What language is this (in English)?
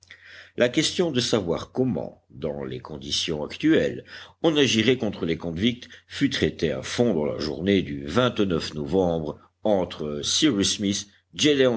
French